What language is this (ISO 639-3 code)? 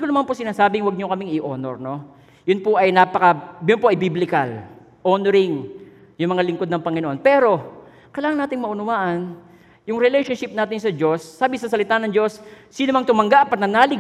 fil